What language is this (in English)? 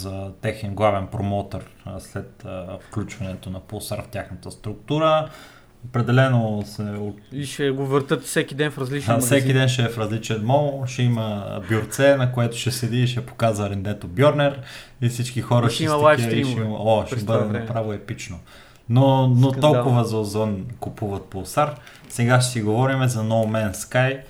Bulgarian